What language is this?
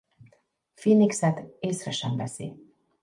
Hungarian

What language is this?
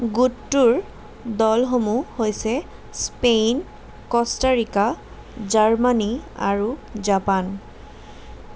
Assamese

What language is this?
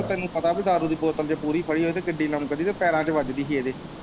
Punjabi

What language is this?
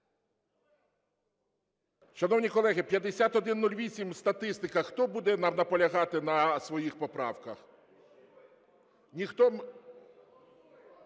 Ukrainian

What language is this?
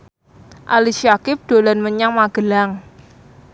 Javanese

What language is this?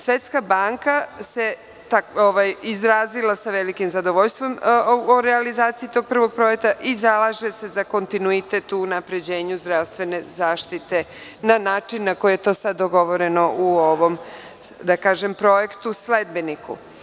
Serbian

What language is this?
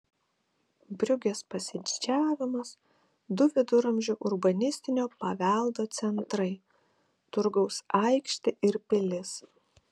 Lithuanian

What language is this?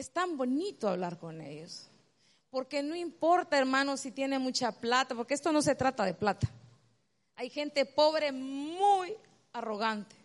Spanish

